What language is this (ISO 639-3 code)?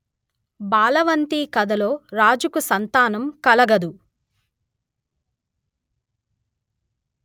tel